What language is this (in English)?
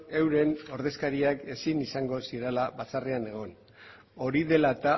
Basque